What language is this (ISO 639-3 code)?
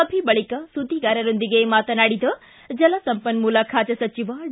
kan